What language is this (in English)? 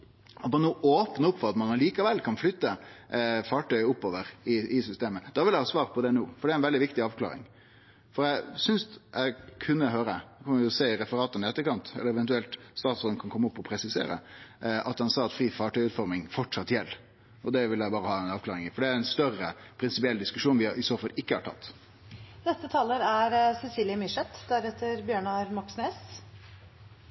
Norwegian Nynorsk